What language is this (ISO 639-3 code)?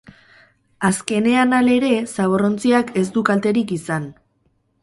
eus